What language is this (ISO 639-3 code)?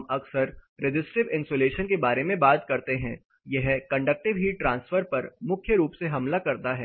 hin